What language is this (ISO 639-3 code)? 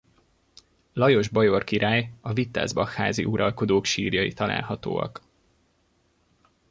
hun